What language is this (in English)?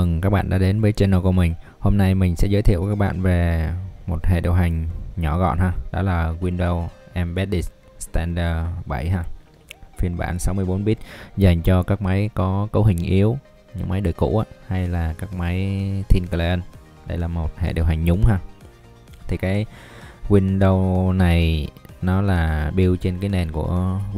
Vietnamese